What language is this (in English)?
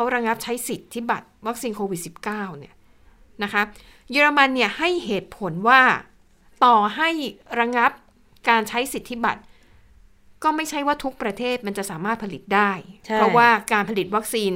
Thai